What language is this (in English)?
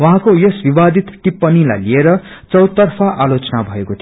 Nepali